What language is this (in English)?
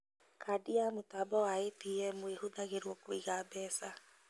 Kikuyu